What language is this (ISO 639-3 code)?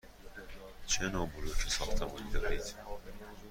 fas